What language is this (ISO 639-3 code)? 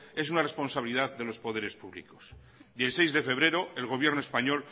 spa